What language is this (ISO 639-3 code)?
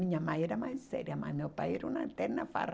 por